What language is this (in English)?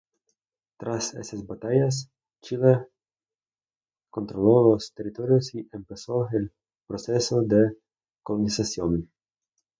Spanish